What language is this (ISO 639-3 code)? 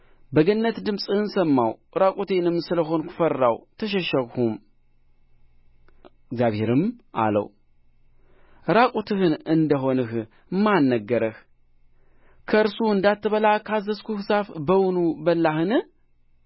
amh